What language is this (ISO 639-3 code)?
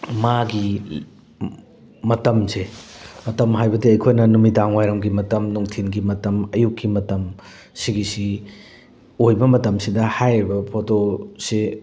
mni